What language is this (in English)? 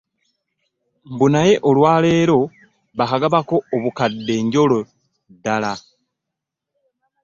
Ganda